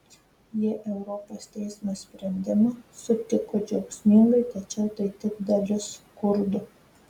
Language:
Lithuanian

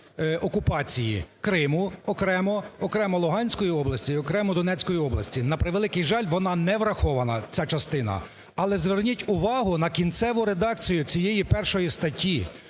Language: Ukrainian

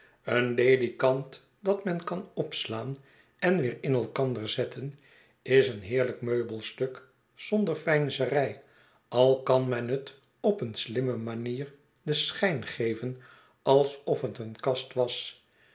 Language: Dutch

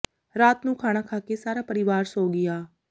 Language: Punjabi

